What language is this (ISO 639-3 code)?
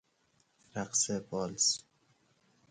fas